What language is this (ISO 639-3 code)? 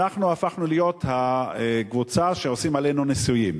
heb